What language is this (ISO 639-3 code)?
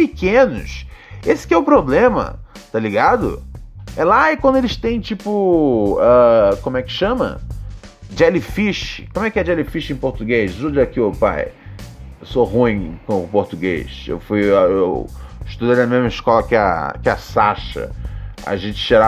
por